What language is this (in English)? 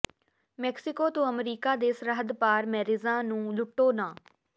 Punjabi